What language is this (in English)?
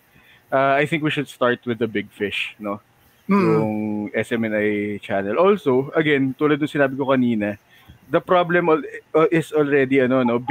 Filipino